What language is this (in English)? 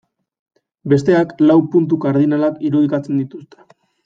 Basque